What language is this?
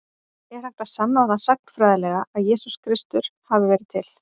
Icelandic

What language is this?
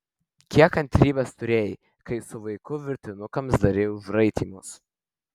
Lithuanian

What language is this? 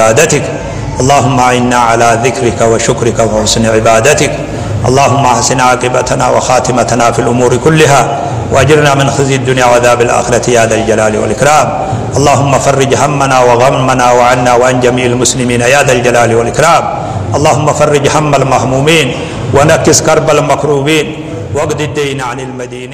Arabic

